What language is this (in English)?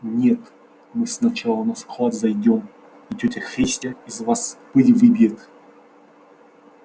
Russian